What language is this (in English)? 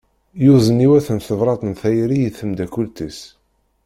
Kabyle